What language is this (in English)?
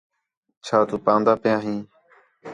Khetrani